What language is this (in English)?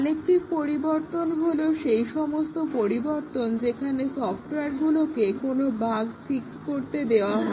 Bangla